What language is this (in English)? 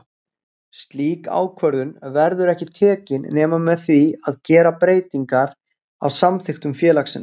Icelandic